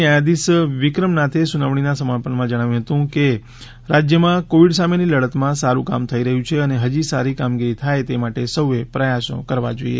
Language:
Gujarati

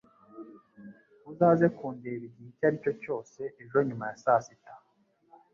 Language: Kinyarwanda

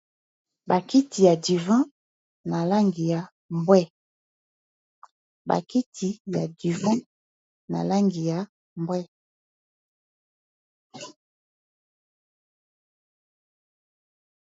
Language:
Lingala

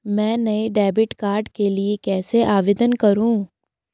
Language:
Hindi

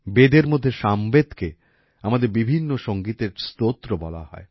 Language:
Bangla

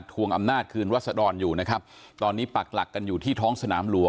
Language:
Thai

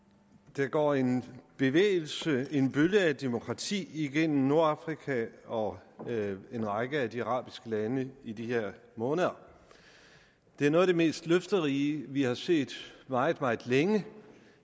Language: Danish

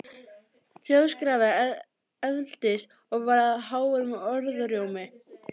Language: Icelandic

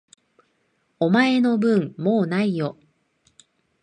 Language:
Japanese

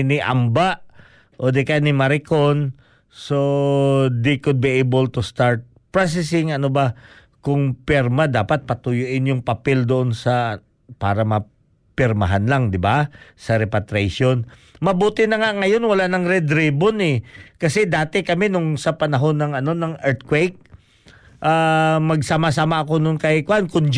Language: Filipino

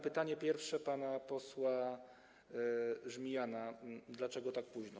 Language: Polish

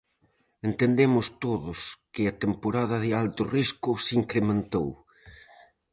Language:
Galician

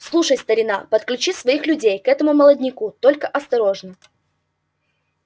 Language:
Russian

